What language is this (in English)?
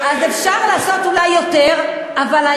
Hebrew